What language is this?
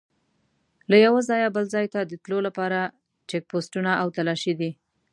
Pashto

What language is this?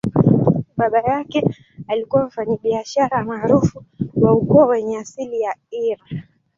Swahili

